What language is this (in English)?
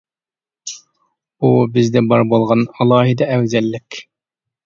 Uyghur